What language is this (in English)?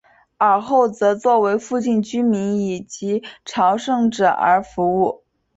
Chinese